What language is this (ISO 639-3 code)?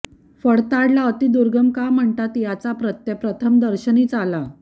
mar